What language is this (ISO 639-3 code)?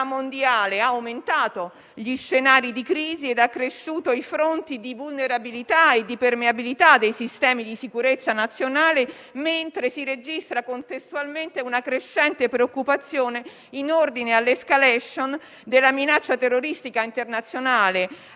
ita